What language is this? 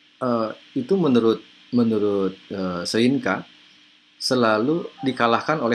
Indonesian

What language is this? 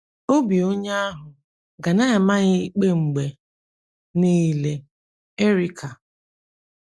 Igbo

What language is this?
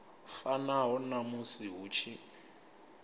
Venda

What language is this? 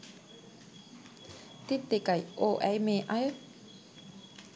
Sinhala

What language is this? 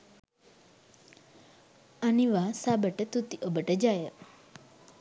Sinhala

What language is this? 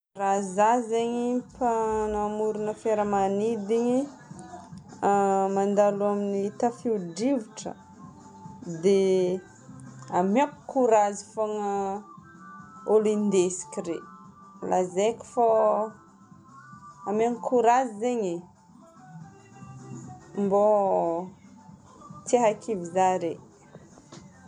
Northern Betsimisaraka Malagasy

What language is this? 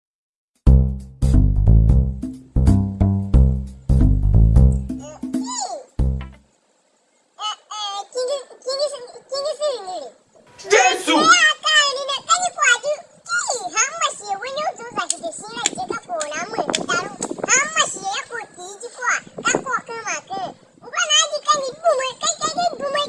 Turkish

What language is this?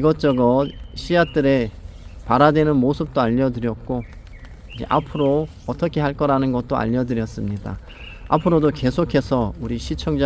Korean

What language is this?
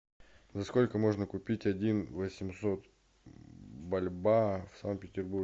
Russian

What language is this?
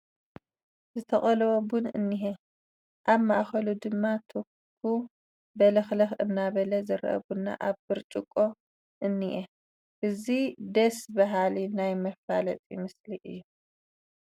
Tigrinya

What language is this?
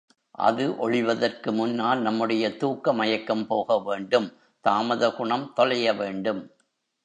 Tamil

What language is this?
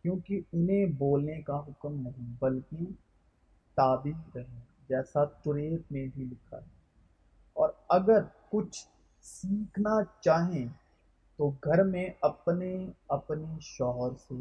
Urdu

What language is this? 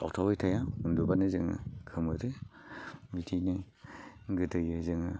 Bodo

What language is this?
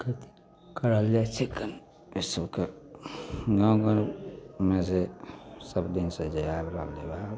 Maithili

